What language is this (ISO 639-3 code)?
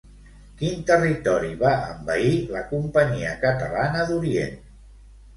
cat